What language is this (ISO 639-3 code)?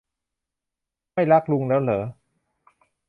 tha